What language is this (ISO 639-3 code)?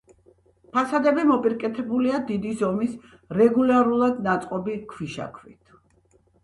kat